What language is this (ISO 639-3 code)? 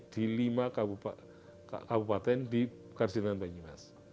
ind